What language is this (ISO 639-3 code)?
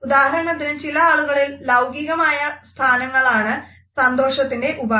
mal